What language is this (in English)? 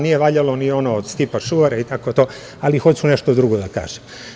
Serbian